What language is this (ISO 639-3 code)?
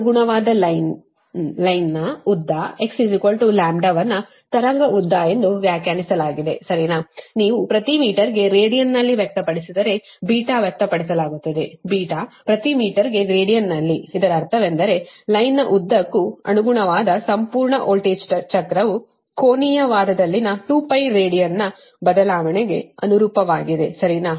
kan